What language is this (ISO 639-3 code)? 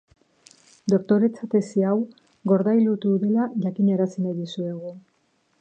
eus